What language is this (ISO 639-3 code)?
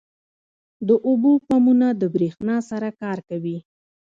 pus